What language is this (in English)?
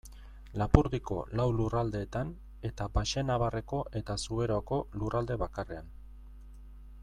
Basque